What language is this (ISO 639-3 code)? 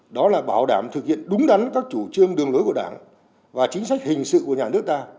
vie